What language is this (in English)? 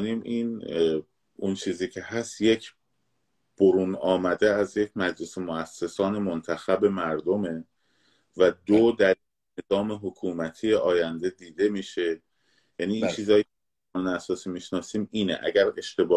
Persian